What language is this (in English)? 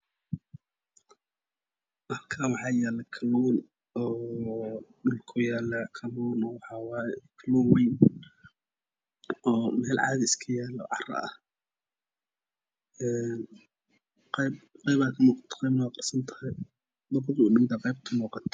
Somali